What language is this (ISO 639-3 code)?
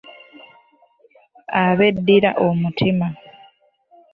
lug